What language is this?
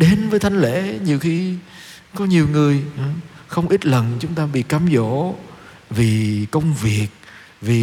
Vietnamese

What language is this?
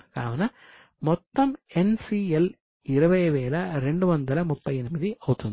Telugu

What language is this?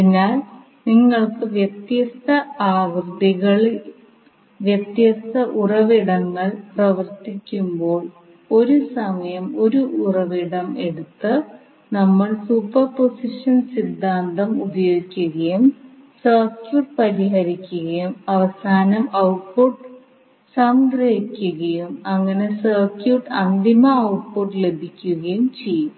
Malayalam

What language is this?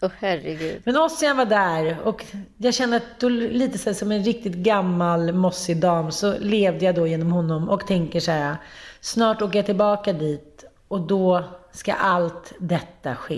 Swedish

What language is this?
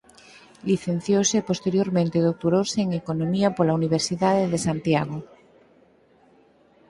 Galician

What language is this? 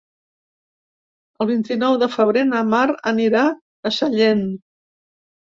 Catalan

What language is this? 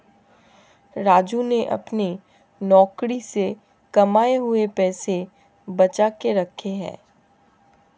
Hindi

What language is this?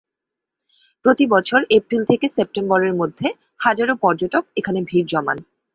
Bangla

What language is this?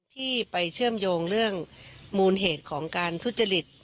Thai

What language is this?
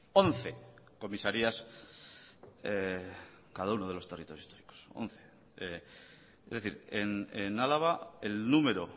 Spanish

